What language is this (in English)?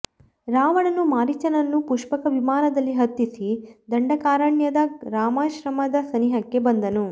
Kannada